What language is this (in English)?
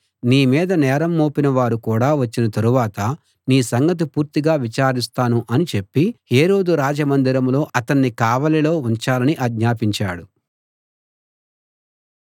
Telugu